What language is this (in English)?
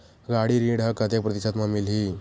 Chhattisgarhi